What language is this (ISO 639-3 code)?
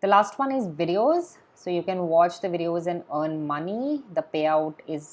eng